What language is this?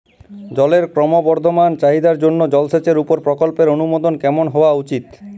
Bangla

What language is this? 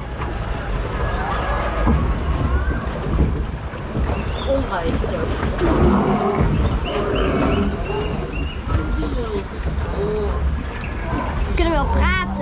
Dutch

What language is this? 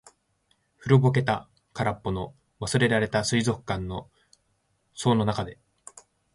Japanese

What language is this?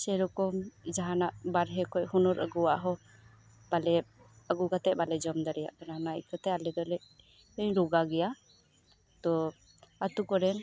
Santali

